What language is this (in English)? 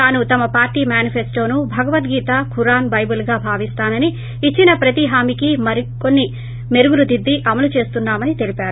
Telugu